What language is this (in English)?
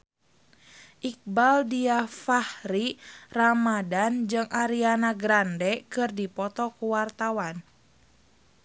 Sundanese